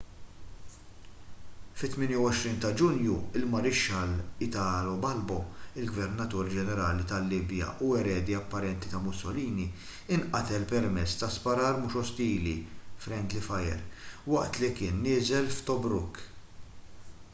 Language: Maltese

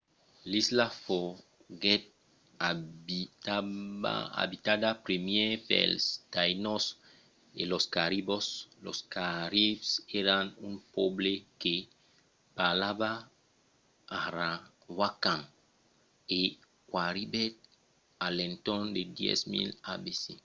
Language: Occitan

